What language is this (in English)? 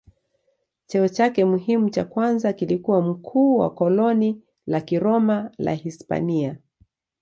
Swahili